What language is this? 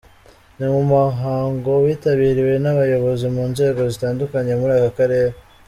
Kinyarwanda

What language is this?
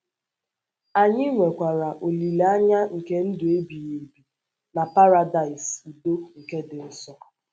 Igbo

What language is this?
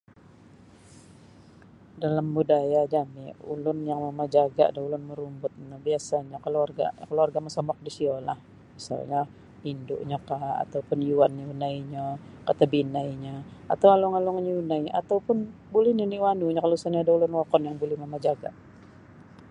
Sabah Bisaya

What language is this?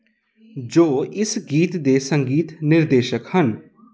Punjabi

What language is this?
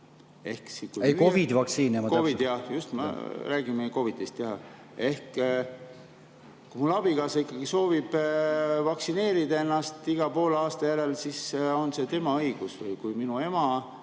Estonian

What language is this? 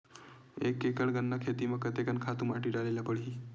Chhattisgarhi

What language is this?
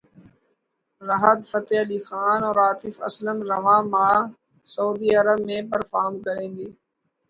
Urdu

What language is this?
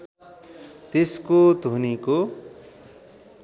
Nepali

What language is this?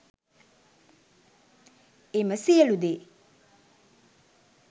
Sinhala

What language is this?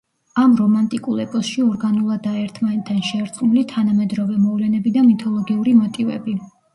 Georgian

